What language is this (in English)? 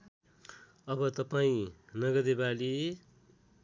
Nepali